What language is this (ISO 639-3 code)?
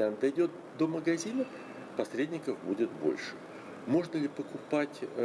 rus